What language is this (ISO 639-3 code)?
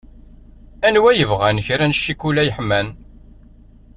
kab